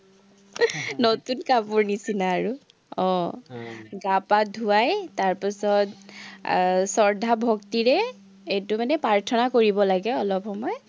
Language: Assamese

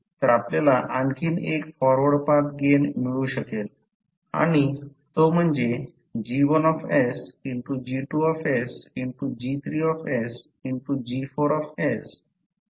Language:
Marathi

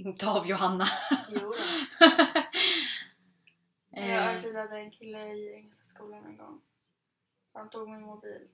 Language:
Swedish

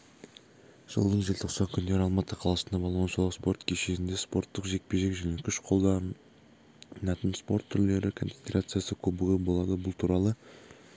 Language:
Kazakh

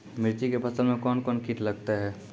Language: Maithili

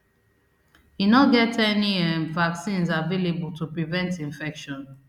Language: Nigerian Pidgin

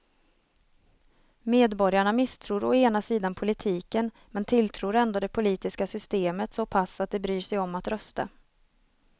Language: Swedish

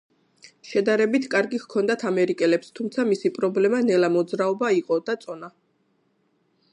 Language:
Georgian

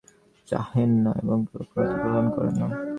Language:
Bangla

